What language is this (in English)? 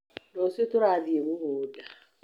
Kikuyu